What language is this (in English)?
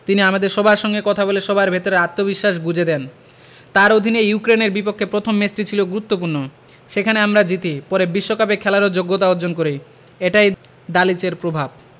Bangla